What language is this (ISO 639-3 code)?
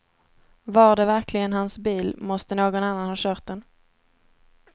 swe